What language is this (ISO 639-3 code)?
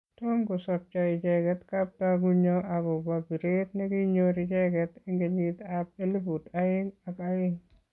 kln